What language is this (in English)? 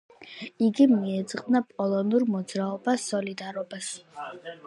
Georgian